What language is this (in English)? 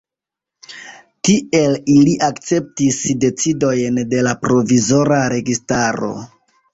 Esperanto